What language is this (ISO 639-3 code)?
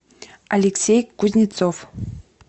rus